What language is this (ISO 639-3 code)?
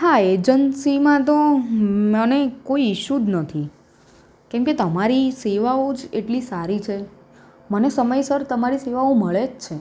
guj